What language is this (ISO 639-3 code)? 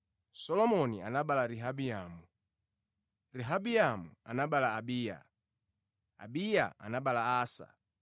nya